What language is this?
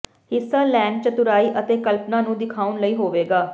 Punjabi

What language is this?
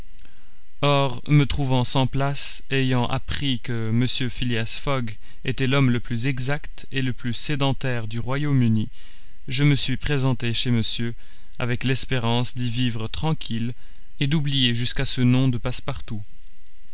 French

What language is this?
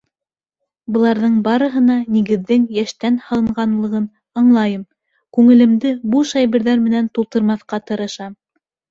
Bashkir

